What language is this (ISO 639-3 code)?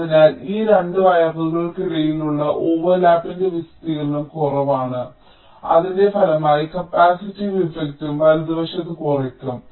mal